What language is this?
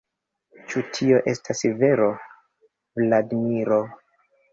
Esperanto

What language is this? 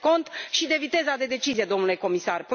Romanian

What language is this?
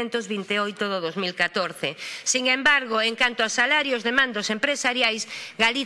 Spanish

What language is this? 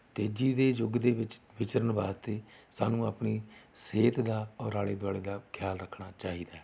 Punjabi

